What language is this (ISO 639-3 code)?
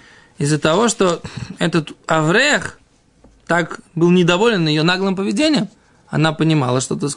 rus